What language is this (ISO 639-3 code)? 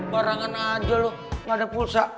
ind